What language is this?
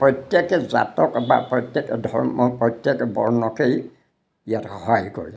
Assamese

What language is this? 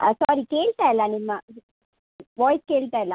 Kannada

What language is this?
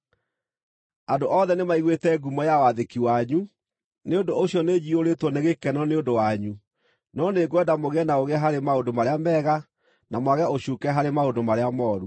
Kikuyu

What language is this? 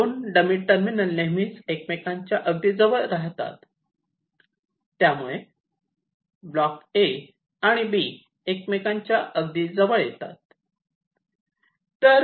Marathi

